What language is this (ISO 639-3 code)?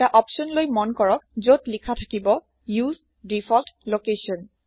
asm